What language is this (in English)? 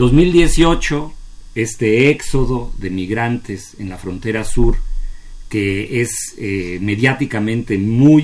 Spanish